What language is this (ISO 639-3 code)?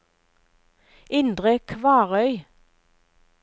nor